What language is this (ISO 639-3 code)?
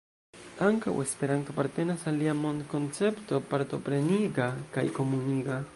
epo